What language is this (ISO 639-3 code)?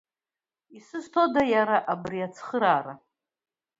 abk